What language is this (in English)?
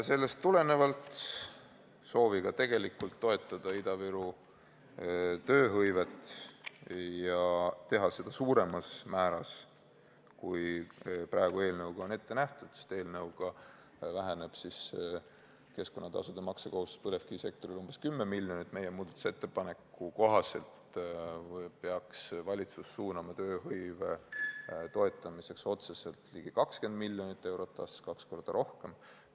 Estonian